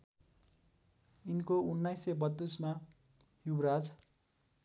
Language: Nepali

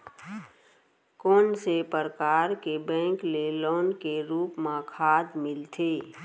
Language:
Chhattisgarhi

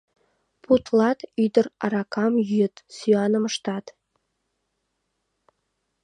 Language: Mari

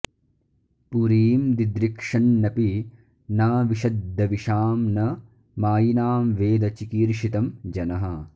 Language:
Sanskrit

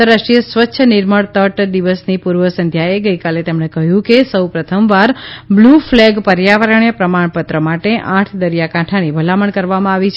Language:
Gujarati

